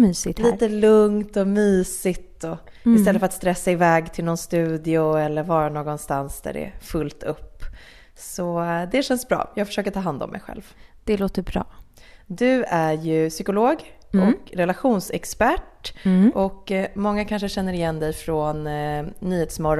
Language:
Swedish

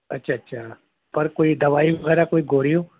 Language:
Sindhi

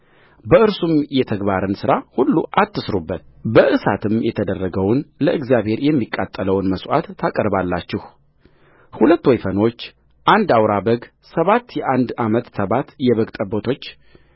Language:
Amharic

